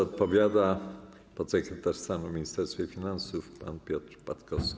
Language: Polish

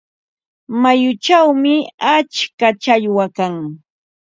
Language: Ambo-Pasco Quechua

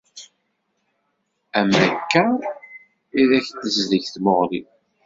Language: Kabyle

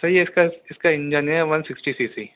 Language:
Urdu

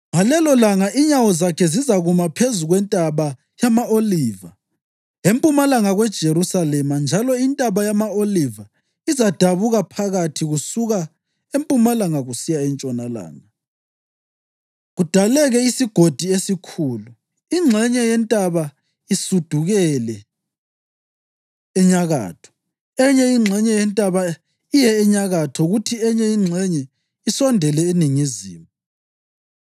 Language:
North Ndebele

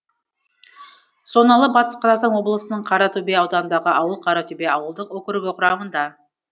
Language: Kazakh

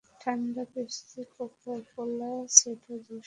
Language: Bangla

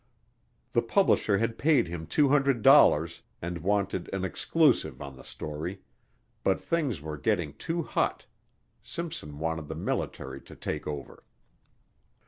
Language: English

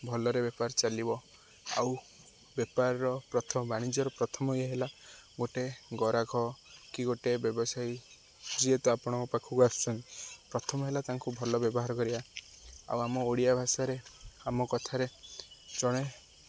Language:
Odia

